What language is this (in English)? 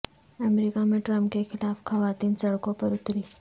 Urdu